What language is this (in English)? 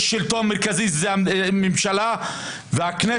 Hebrew